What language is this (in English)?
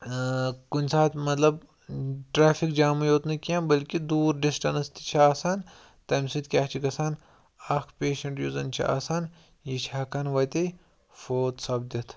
Kashmiri